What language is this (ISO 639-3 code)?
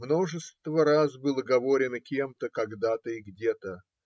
rus